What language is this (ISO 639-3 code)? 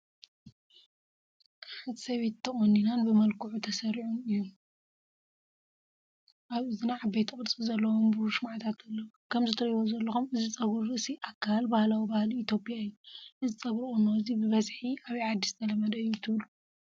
tir